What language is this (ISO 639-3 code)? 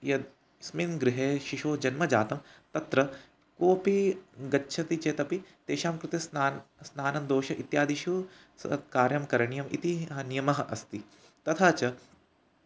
san